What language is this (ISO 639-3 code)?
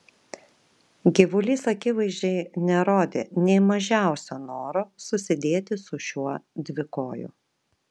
lit